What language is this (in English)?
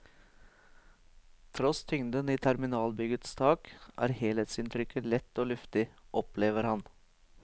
Norwegian